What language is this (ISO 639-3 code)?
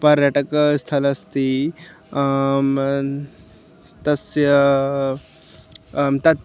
san